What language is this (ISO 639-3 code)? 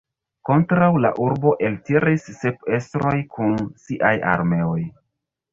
epo